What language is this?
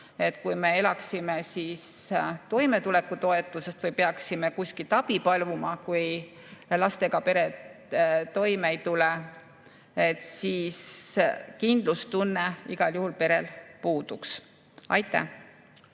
Estonian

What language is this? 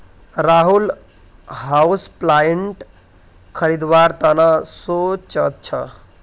Magahi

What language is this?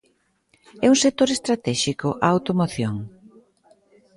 Galician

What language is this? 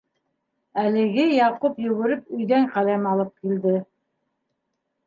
Bashkir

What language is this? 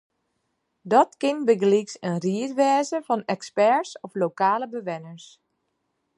Western Frisian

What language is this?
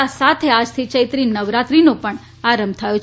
Gujarati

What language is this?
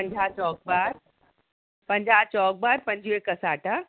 Sindhi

